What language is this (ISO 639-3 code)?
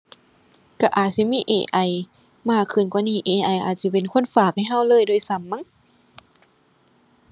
tha